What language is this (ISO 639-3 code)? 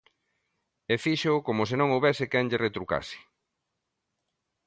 glg